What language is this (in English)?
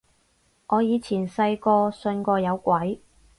Cantonese